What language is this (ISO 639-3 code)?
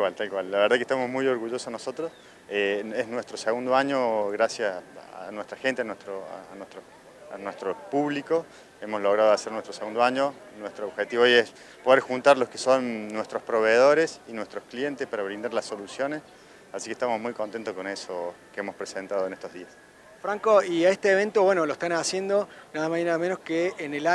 spa